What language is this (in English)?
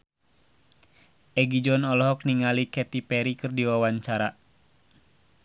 Sundanese